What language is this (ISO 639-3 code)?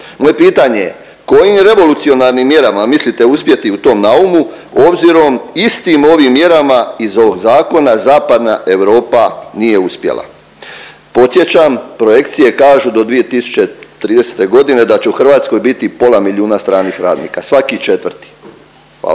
hrv